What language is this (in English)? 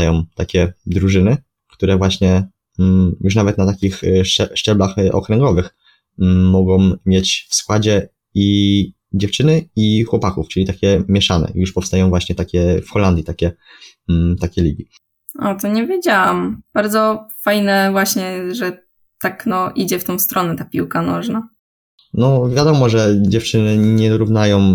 Polish